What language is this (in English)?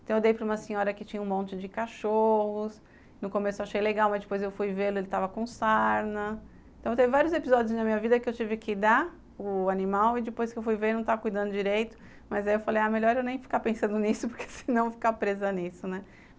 Portuguese